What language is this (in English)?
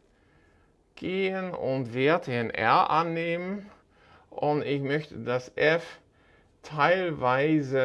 German